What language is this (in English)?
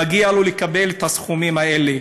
Hebrew